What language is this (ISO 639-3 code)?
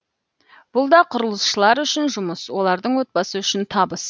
kaz